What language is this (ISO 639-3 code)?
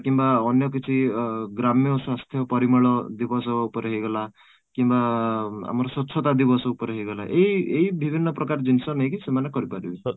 ori